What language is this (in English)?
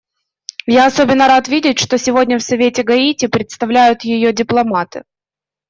Russian